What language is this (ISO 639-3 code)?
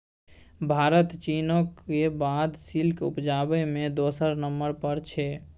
mai